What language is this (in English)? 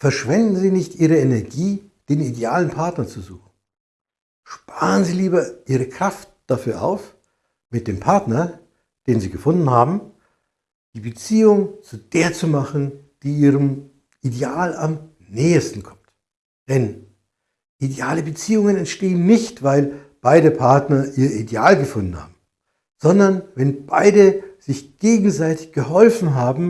German